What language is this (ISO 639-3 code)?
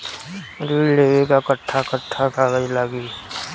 bho